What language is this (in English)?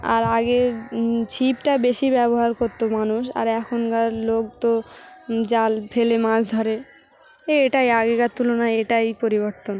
Bangla